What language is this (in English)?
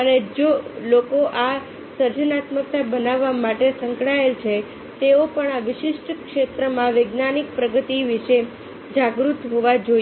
Gujarati